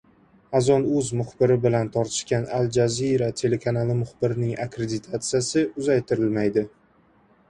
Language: Uzbek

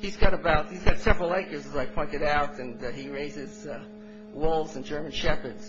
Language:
English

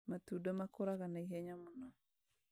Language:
Kikuyu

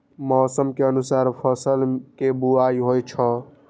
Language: Maithili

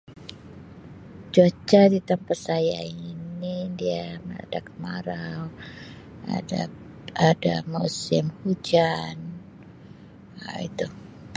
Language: Sabah Malay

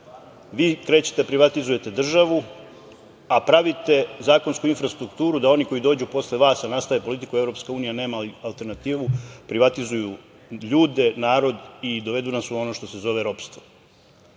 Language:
Serbian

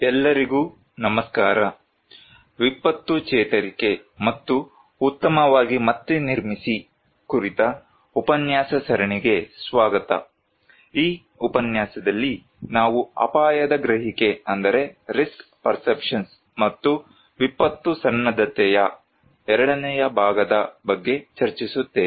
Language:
Kannada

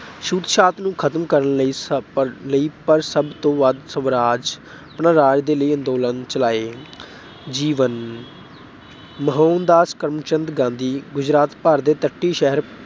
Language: Punjabi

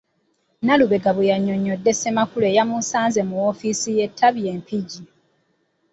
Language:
Ganda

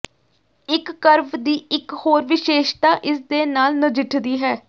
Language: Punjabi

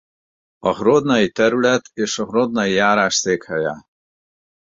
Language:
Hungarian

